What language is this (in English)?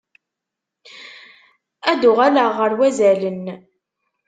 Kabyle